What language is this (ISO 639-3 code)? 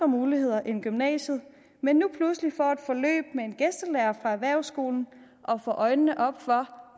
dan